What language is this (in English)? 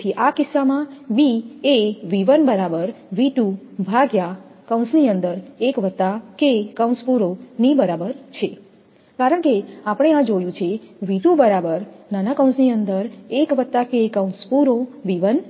Gujarati